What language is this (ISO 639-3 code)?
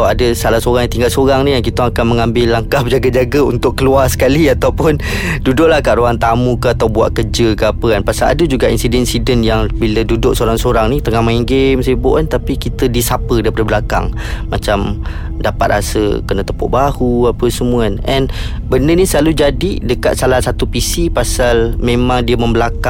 msa